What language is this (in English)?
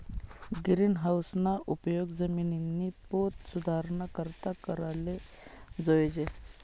Marathi